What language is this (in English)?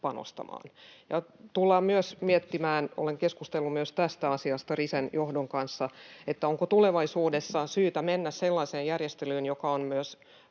Finnish